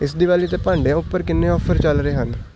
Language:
Punjabi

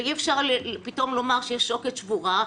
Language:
Hebrew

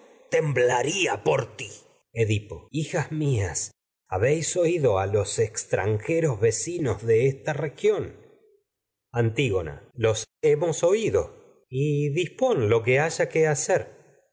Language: Spanish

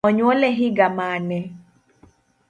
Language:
Luo (Kenya and Tanzania)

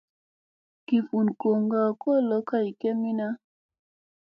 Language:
Musey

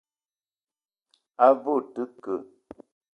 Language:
Eton (Cameroon)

